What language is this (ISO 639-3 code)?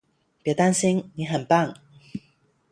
zho